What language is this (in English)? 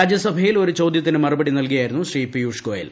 Malayalam